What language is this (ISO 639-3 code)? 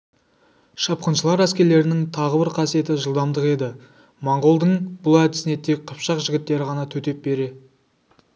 kaz